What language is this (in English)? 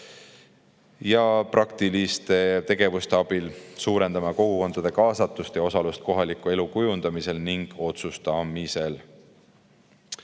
Estonian